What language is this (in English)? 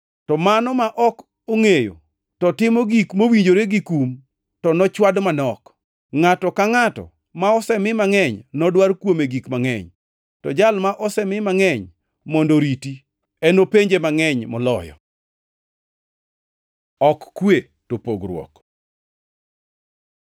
Luo (Kenya and Tanzania)